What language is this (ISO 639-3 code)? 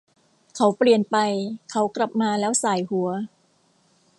tha